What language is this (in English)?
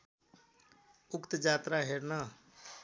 Nepali